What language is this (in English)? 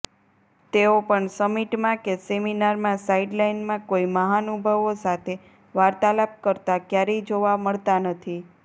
Gujarati